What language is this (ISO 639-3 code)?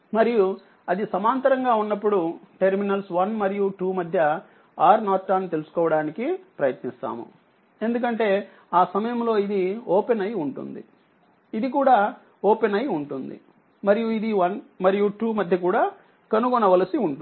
tel